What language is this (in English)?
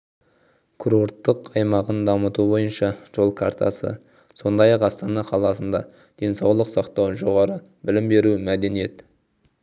Kazakh